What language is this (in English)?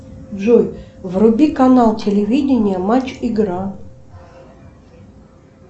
Russian